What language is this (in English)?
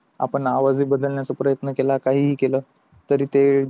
Marathi